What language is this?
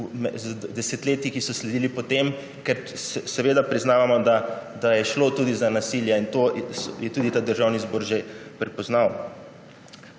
Slovenian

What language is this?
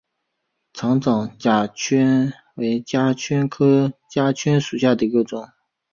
Chinese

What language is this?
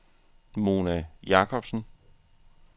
Danish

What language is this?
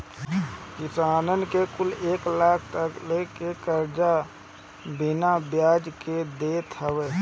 Bhojpuri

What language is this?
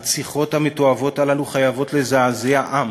Hebrew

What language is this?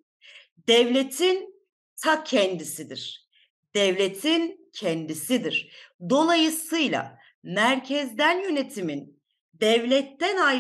Turkish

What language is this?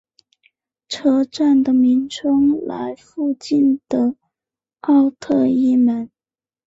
Chinese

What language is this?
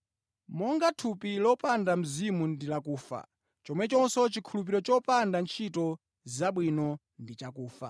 Nyanja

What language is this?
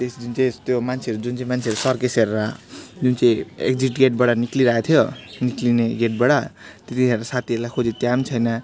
Nepali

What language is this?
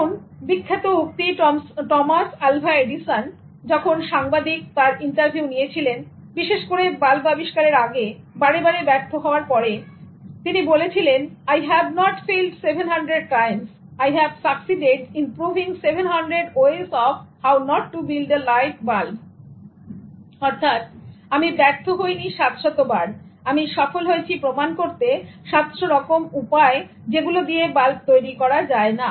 Bangla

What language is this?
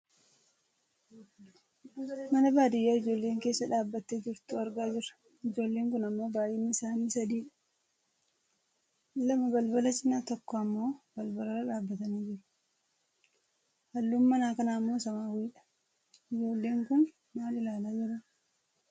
Oromo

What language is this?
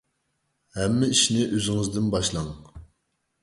Uyghur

